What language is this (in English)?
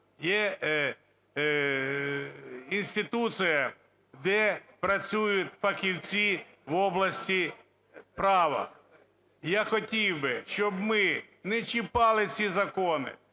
Ukrainian